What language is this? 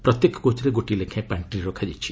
Odia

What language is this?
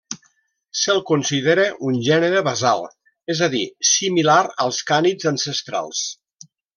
Catalan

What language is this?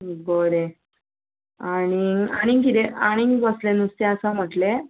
Konkani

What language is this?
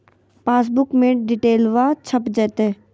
Magahi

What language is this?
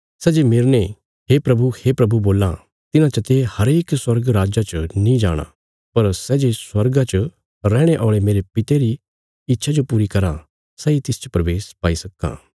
Bilaspuri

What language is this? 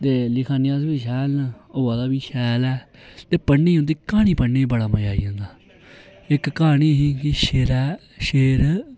Dogri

